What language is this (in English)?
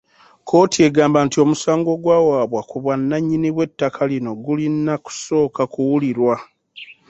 Ganda